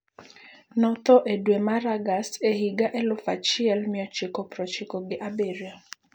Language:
Luo (Kenya and Tanzania)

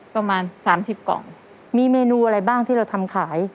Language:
Thai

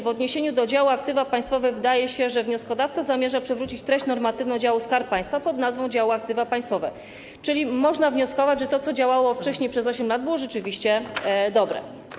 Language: Polish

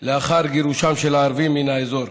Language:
Hebrew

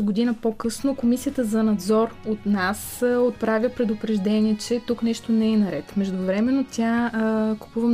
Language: Bulgarian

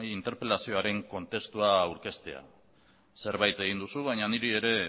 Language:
Basque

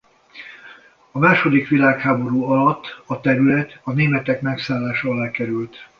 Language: Hungarian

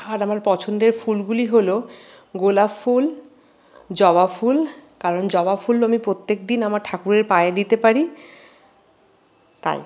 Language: Bangla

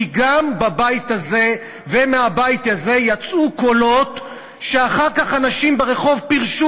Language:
Hebrew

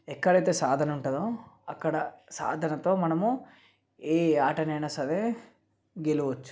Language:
Telugu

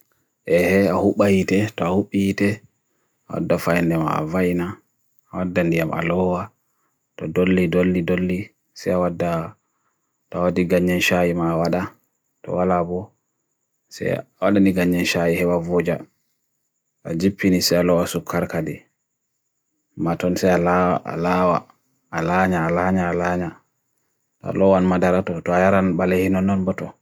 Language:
Bagirmi Fulfulde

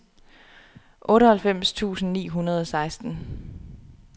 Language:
Danish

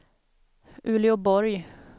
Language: Swedish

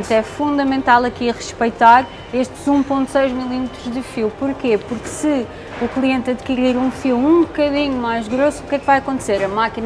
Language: Portuguese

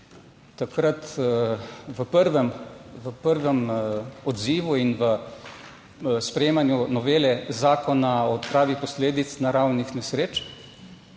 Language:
Slovenian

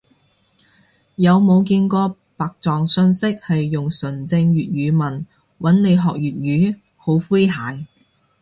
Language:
Cantonese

